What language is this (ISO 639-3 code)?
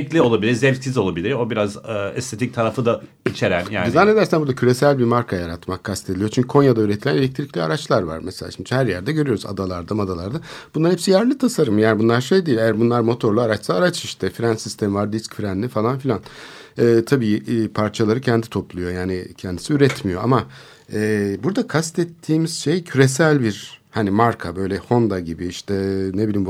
tur